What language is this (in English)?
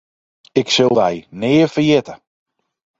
Western Frisian